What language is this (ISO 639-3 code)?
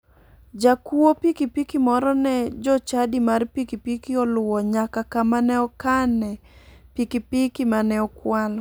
luo